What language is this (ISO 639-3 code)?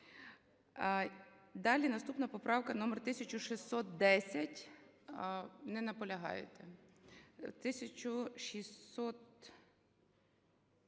ukr